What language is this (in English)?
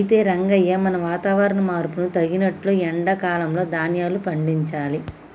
Telugu